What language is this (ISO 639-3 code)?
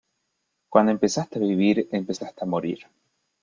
spa